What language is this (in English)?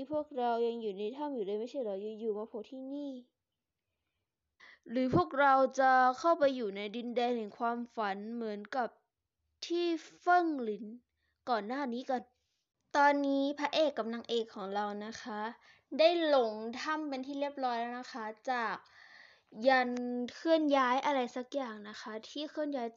Thai